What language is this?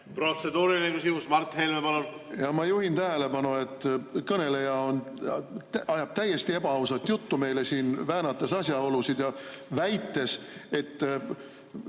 Estonian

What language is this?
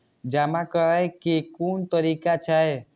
Maithili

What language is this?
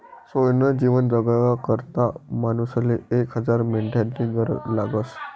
Marathi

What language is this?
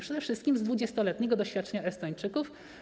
Polish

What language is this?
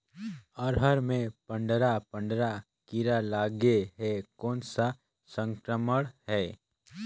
Chhattisgarhi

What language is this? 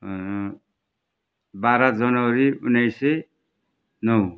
Nepali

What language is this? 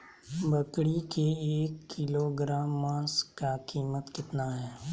Magahi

